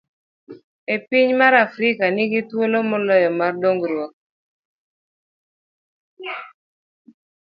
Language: Luo (Kenya and Tanzania)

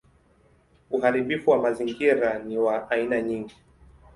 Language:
Swahili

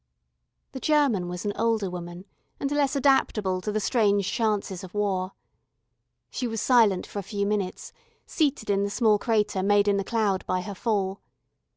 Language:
English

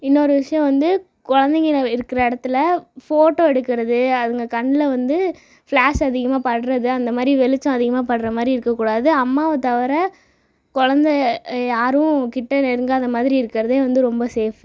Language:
Tamil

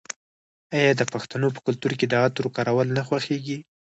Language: Pashto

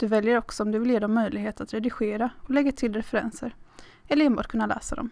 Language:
Swedish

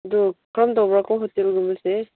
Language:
Manipuri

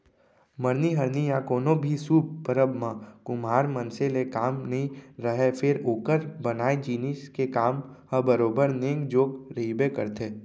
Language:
Chhattisgarhi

